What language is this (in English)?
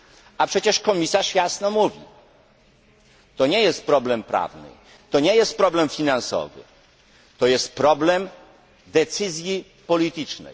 Polish